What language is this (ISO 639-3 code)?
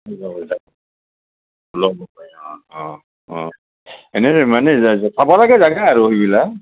asm